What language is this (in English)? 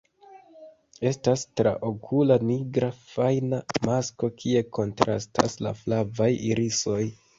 Esperanto